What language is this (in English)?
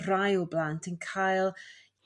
Welsh